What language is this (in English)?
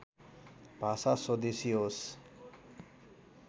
Nepali